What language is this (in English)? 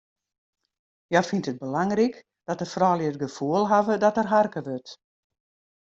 Western Frisian